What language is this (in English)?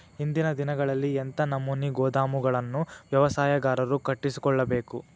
Kannada